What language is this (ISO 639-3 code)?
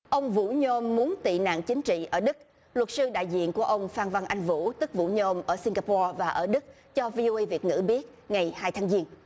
vie